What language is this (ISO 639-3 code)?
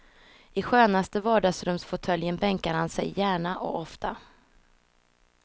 swe